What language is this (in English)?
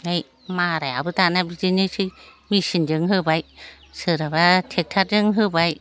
Bodo